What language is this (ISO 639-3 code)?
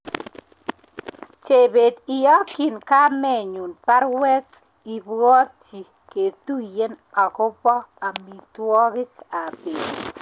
kln